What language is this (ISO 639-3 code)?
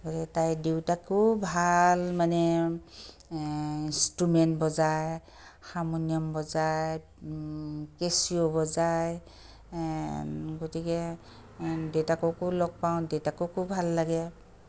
asm